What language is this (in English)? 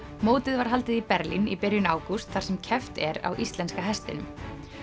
Icelandic